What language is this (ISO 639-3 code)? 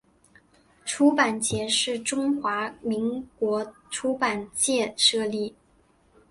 zho